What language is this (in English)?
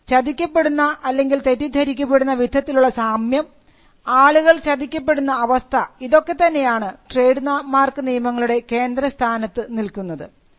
Malayalam